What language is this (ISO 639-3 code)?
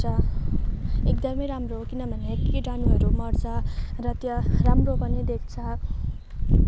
nep